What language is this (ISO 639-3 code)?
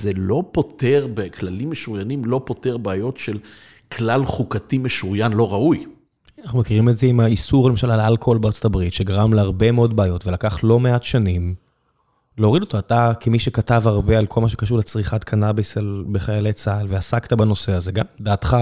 heb